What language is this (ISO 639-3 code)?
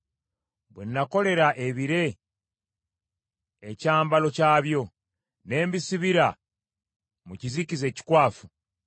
lug